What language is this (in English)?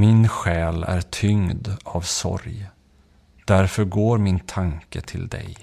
Swedish